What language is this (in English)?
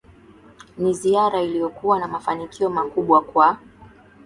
Swahili